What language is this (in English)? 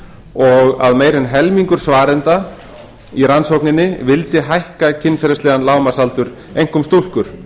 Icelandic